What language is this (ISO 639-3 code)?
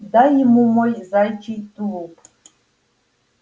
rus